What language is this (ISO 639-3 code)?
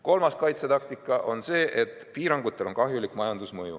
est